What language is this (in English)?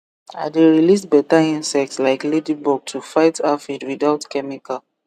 Nigerian Pidgin